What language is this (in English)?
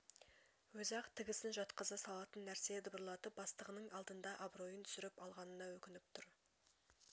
Kazakh